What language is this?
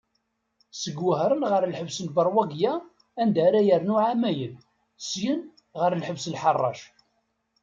Kabyle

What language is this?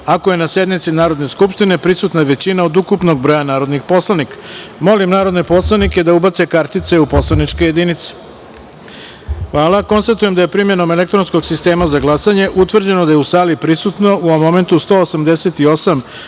Serbian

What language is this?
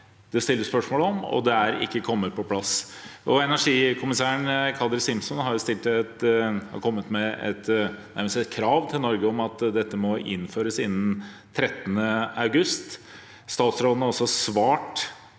Norwegian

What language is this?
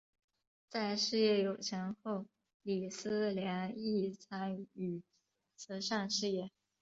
Chinese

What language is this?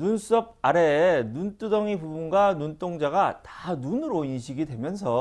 Korean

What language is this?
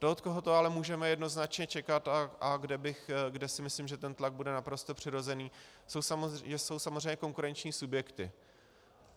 Czech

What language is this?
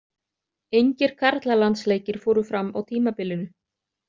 Icelandic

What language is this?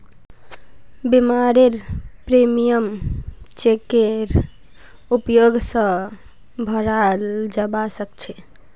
Magahi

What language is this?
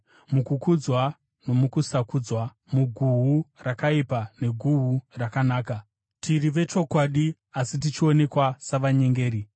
Shona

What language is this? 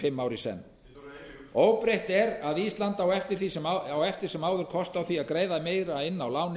Icelandic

